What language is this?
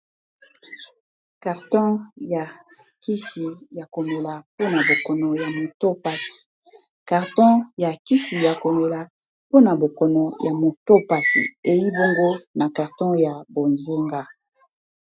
Lingala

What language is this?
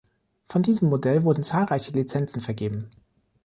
German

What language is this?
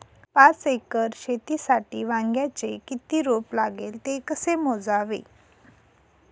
Marathi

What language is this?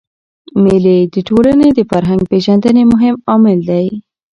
Pashto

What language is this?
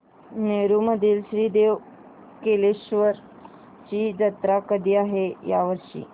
Marathi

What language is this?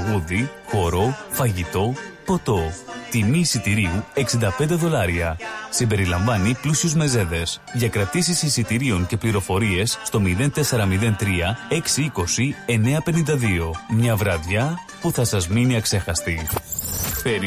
Greek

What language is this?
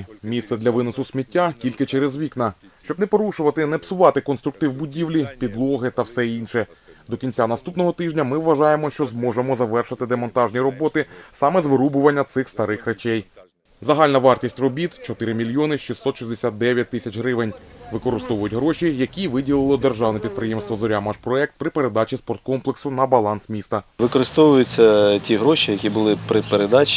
Ukrainian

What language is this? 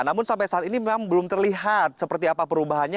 Indonesian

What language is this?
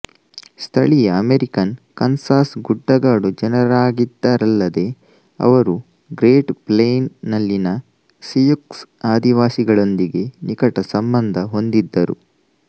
Kannada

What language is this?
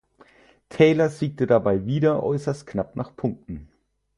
German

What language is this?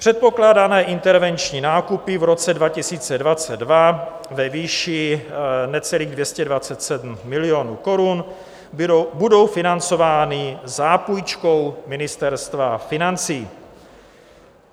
Czech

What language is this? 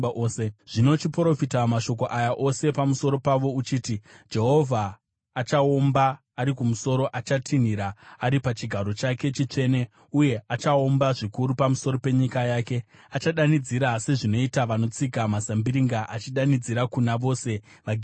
Shona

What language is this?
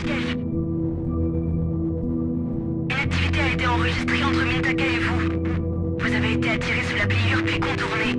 French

